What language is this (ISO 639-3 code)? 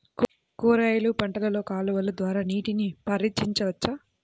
tel